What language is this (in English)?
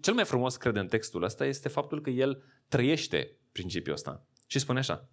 Romanian